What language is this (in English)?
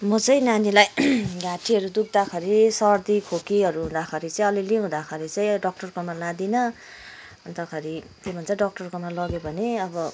Nepali